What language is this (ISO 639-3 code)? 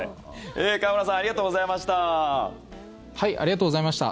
jpn